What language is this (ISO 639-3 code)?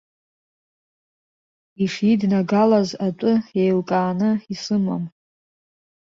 abk